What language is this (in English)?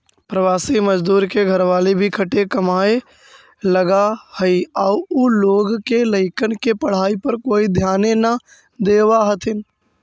Magahi